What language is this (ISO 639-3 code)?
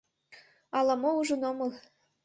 chm